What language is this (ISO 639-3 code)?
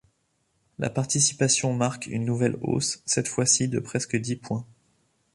fra